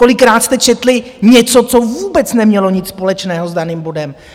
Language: Czech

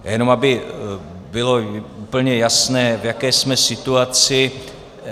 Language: Czech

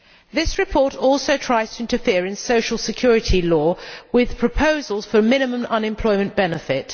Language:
English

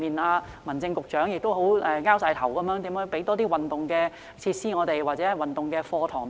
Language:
Cantonese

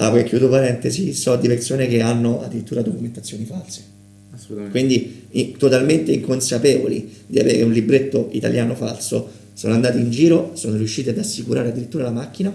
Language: Italian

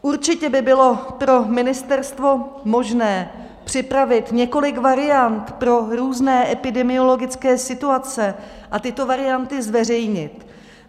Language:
Czech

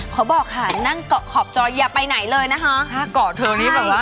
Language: Thai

